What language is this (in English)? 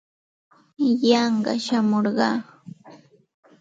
Santa Ana de Tusi Pasco Quechua